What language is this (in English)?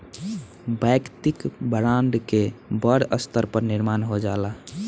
Bhojpuri